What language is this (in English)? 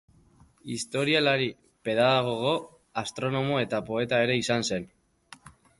Basque